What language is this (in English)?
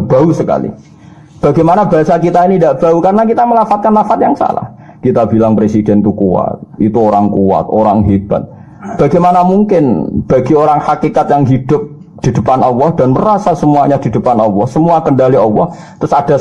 Indonesian